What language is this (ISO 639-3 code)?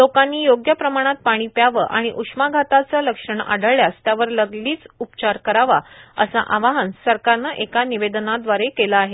mar